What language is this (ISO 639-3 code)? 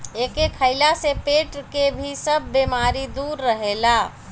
bho